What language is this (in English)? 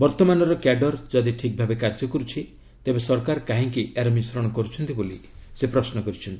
Odia